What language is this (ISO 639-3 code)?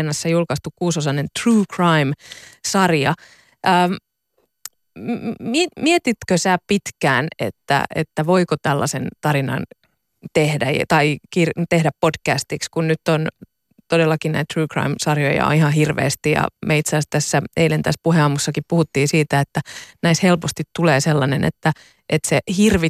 fin